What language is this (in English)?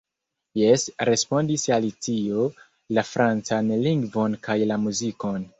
Esperanto